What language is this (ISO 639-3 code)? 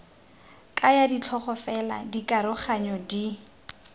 tsn